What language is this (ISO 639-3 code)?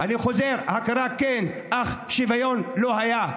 heb